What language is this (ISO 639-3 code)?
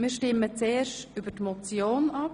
gsw